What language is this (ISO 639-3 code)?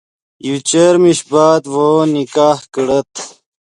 ydg